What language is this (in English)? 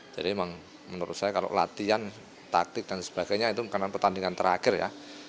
Indonesian